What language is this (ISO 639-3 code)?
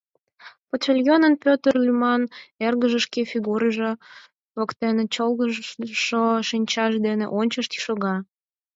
chm